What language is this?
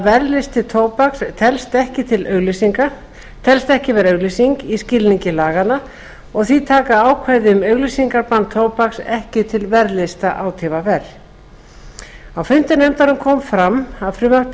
Icelandic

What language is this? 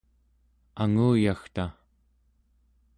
Central Yupik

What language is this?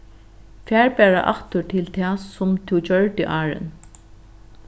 Faroese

